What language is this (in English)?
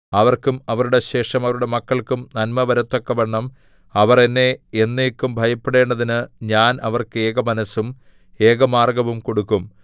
Malayalam